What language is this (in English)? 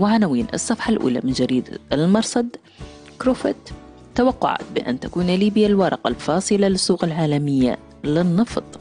Arabic